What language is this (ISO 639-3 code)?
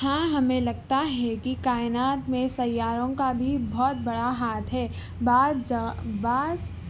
urd